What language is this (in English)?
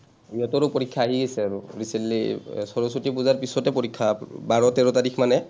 Assamese